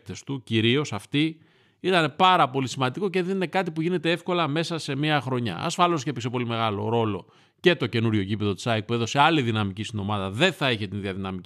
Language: Greek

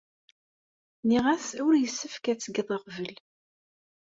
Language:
Kabyle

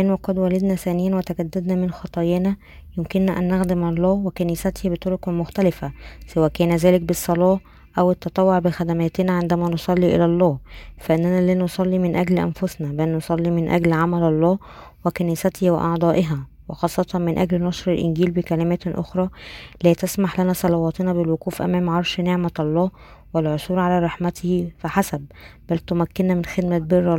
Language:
Arabic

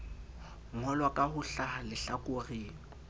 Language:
Southern Sotho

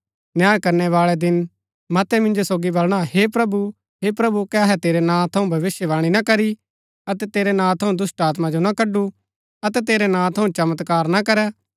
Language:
Gaddi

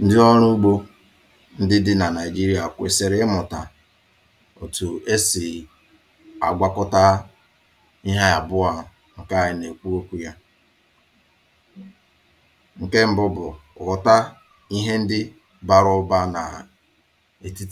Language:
Igbo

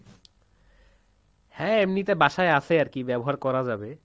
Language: Bangla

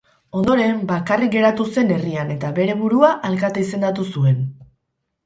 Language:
Basque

